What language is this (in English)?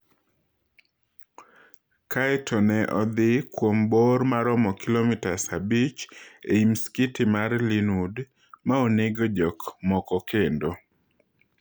Luo (Kenya and Tanzania)